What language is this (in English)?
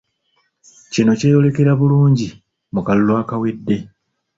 Ganda